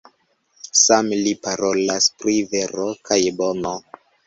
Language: Esperanto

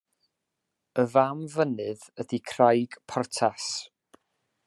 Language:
Welsh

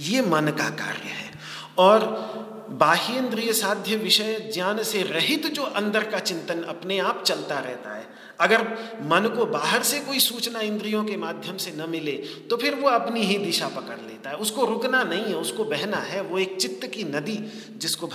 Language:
Hindi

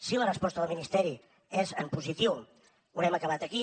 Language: Catalan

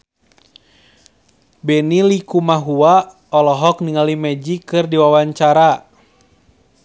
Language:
Sundanese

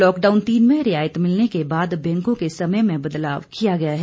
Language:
Hindi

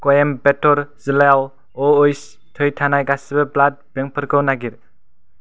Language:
Bodo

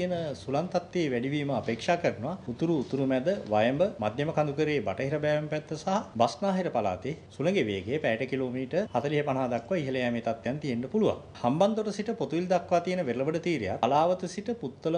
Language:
Indonesian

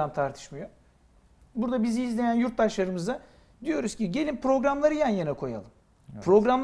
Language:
Turkish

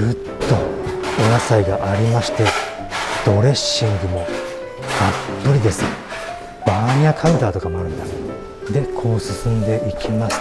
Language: Japanese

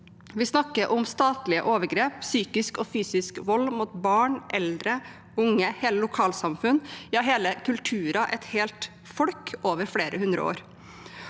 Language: Norwegian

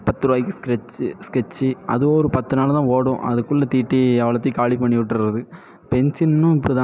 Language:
Tamil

